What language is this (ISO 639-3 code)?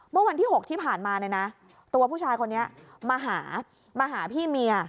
tha